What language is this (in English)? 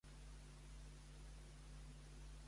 Catalan